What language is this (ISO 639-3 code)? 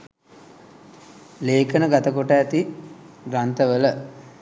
sin